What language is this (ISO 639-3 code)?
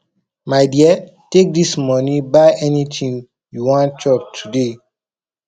pcm